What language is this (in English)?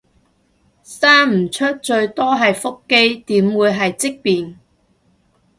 Cantonese